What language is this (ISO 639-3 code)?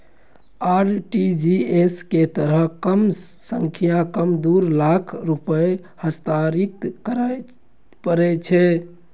mai